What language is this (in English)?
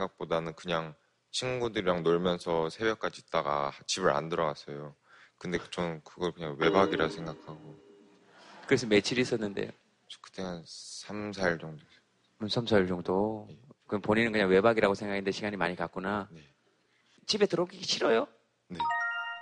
Korean